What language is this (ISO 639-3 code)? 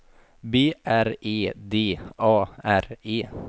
swe